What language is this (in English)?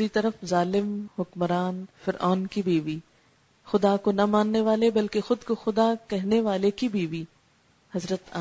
Urdu